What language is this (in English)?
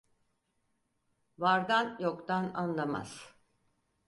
Turkish